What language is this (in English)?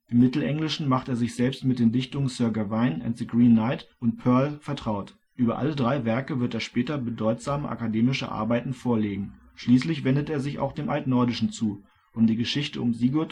German